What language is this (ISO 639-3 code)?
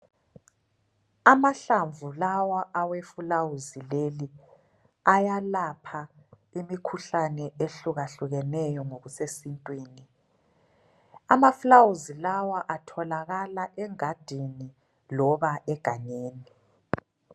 nde